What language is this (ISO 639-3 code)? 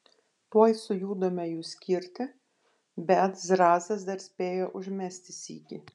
lit